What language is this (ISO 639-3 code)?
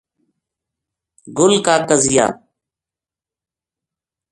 gju